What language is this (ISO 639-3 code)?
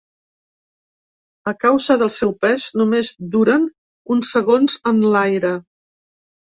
cat